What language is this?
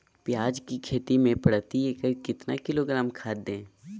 Magahi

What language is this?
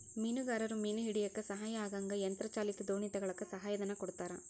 Kannada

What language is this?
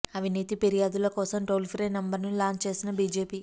Telugu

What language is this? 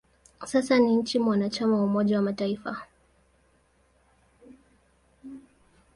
Swahili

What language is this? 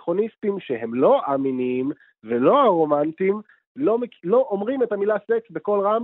Hebrew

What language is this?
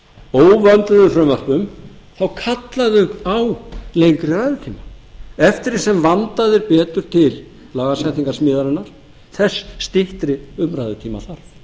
Icelandic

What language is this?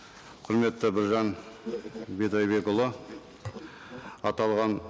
Kazakh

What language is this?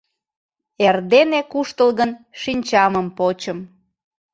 Mari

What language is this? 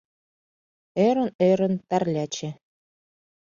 Mari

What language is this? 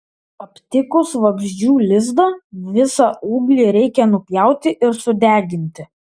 Lithuanian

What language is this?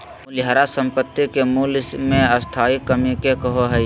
Magahi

